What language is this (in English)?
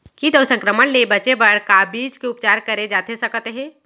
Chhattisgarhi